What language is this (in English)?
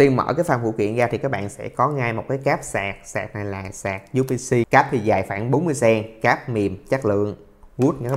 Vietnamese